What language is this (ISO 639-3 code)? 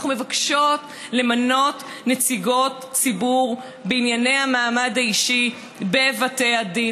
heb